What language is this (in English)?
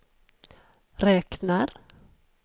Swedish